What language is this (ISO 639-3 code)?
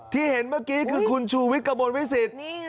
tha